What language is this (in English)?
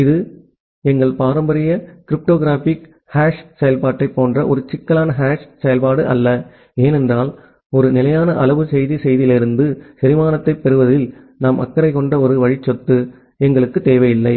Tamil